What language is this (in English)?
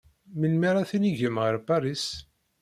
Kabyle